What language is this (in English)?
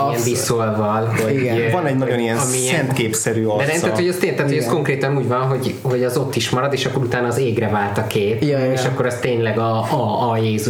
Hungarian